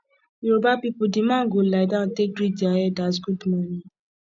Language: Nigerian Pidgin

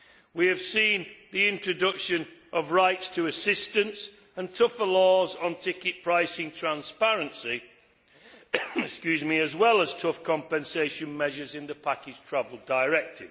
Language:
English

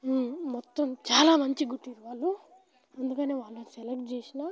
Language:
Telugu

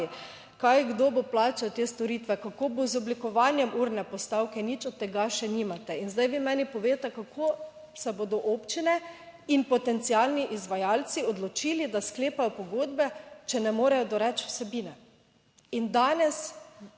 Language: Slovenian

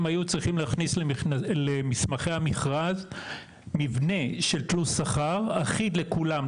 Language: Hebrew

